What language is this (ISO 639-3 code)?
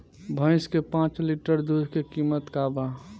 bho